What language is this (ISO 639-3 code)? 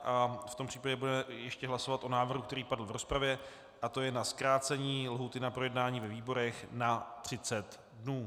ces